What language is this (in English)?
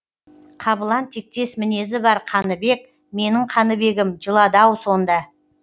Kazakh